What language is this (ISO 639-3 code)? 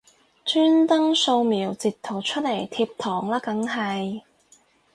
yue